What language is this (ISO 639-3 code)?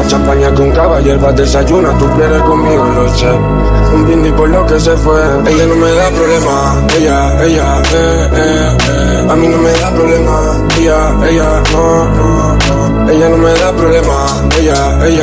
ita